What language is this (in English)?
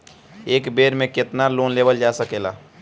Bhojpuri